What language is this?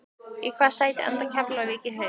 Icelandic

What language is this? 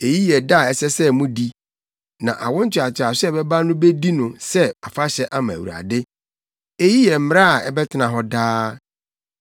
Akan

